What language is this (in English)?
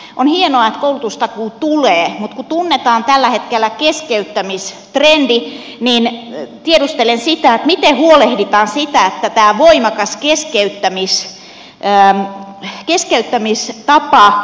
Finnish